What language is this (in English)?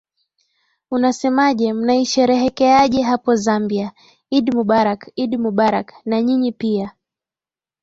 Swahili